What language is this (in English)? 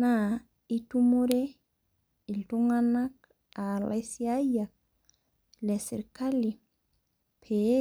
Masai